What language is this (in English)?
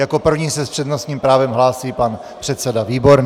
Czech